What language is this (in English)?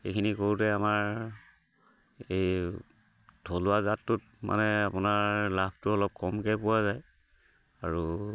Assamese